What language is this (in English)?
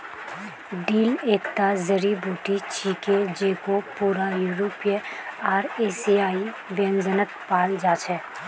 Magahi